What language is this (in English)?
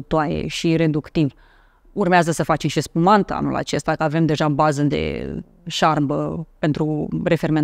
Romanian